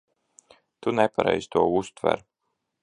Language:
Latvian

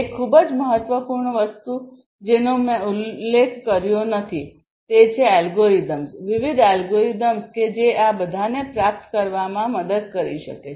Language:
Gujarati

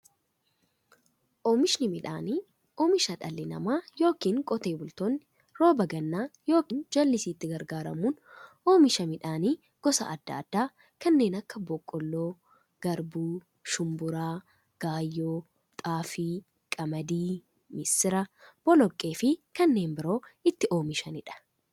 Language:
Oromo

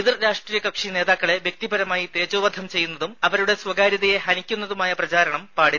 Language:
Malayalam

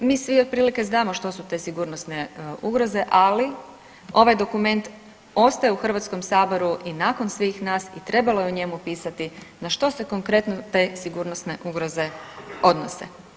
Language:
Croatian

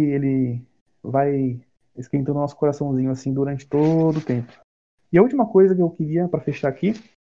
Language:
Portuguese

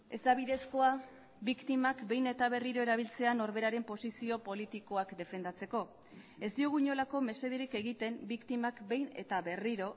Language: Basque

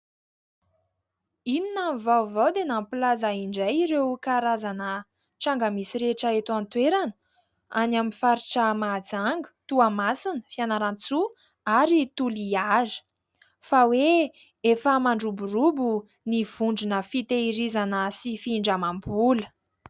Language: Malagasy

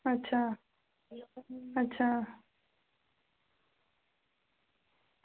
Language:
Dogri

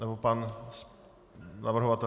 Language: Czech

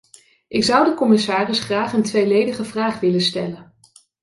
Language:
Dutch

